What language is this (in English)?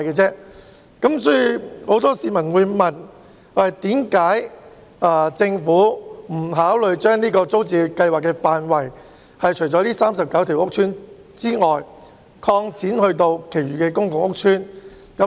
Cantonese